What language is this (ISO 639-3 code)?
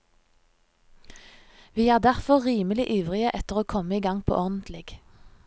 nor